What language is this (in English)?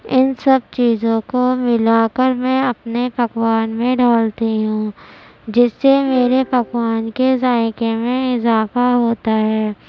Urdu